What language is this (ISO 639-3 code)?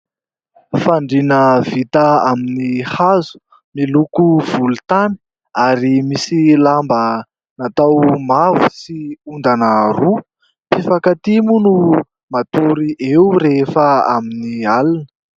mlg